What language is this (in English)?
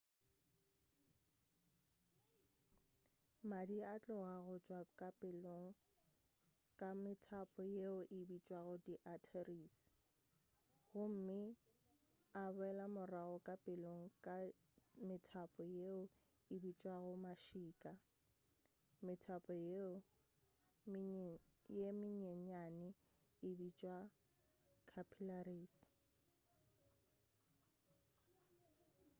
Northern Sotho